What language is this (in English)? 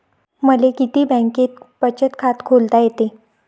Marathi